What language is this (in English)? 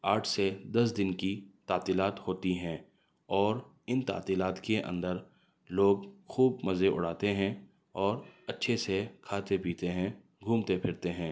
Urdu